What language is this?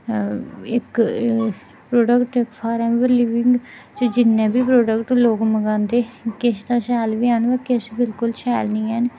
Dogri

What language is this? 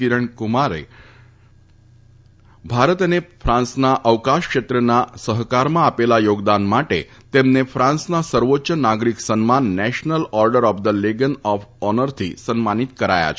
Gujarati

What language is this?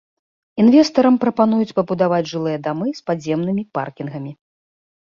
Belarusian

